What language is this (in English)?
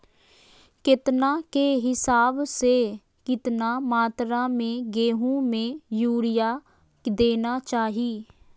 Magahi